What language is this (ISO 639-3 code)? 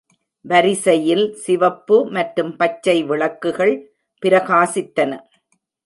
tam